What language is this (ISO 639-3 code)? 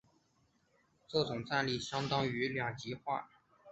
zho